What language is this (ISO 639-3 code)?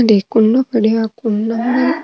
mwr